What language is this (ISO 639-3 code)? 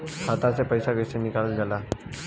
bho